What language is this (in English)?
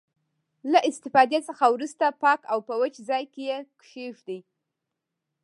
Pashto